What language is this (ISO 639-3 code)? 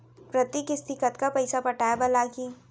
hne